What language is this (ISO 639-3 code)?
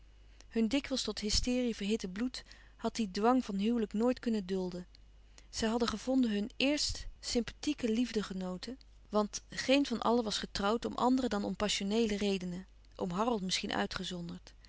nld